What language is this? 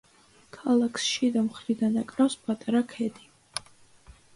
Georgian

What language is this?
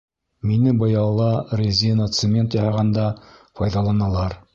Bashkir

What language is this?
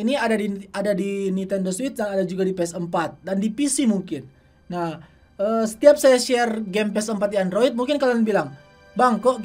Indonesian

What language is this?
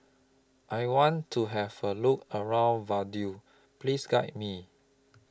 English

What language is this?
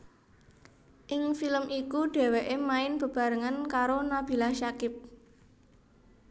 Javanese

